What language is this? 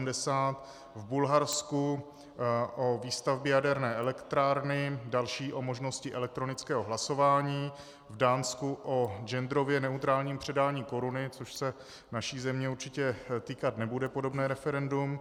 Czech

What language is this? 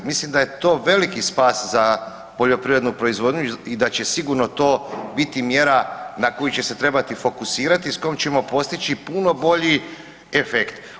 Croatian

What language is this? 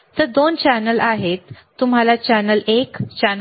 Marathi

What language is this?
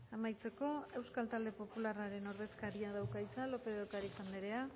Basque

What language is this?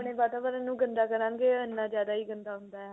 Punjabi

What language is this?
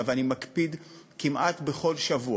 Hebrew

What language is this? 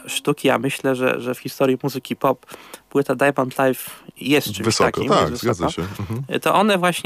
Polish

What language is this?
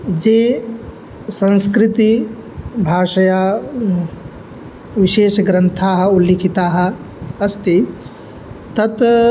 Sanskrit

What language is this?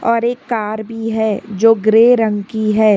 Hindi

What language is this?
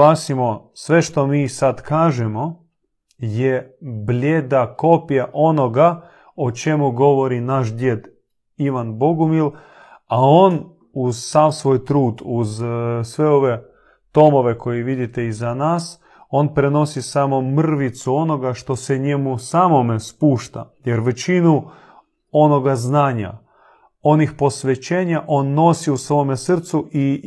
Croatian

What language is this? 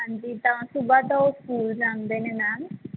Punjabi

